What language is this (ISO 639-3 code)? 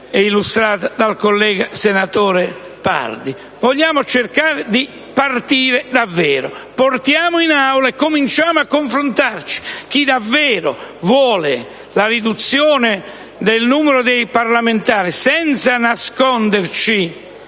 ita